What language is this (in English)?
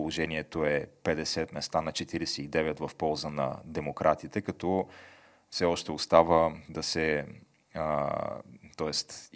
Bulgarian